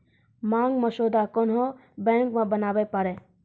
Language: Maithili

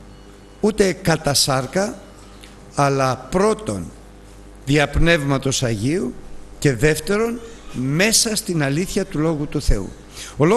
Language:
Greek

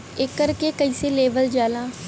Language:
Bhojpuri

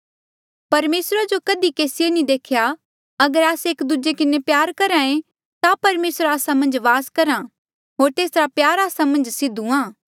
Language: Mandeali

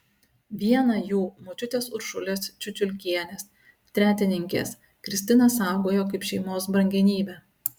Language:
Lithuanian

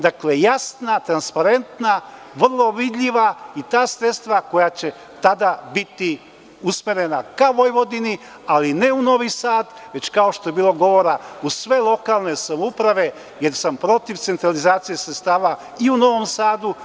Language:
Serbian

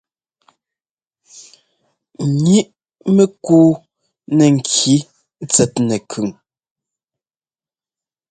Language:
Ngomba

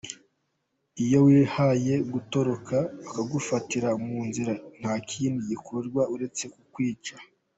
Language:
Kinyarwanda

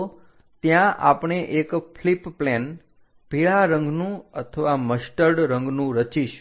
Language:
Gujarati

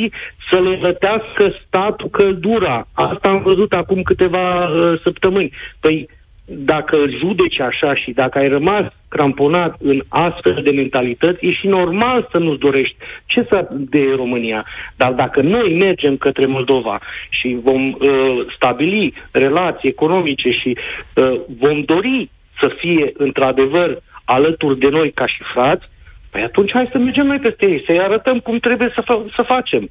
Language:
Romanian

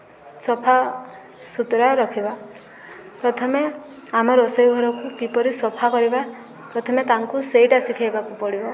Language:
Odia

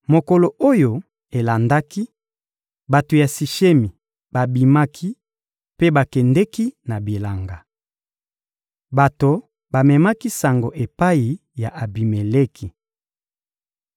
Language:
Lingala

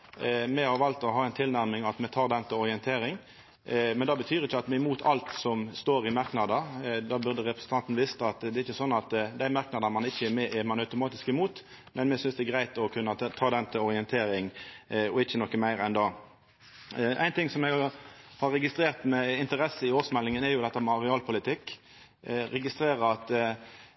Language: Norwegian Nynorsk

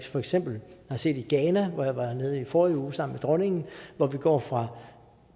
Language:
Danish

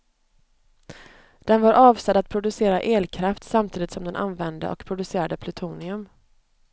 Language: Swedish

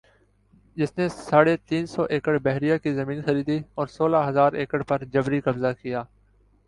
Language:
Urdu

